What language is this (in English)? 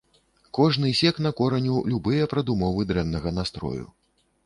Belarusian